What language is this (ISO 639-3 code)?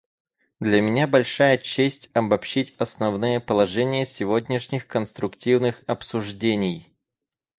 rus